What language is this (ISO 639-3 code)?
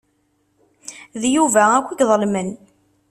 kab